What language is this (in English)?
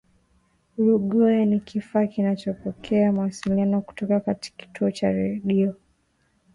Swahili